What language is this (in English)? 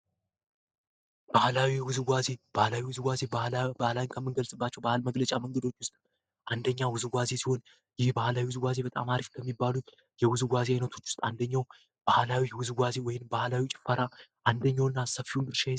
Amharic